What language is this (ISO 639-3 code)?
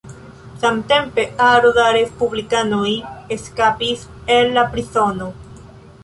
epo